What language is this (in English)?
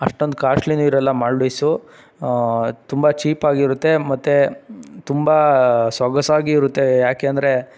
Kannada